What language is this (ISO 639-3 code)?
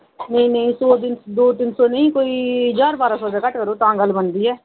doi